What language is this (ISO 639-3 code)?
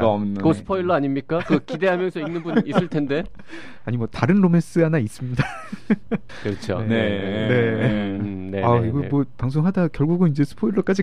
kor